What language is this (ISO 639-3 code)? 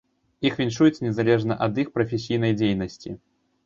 bel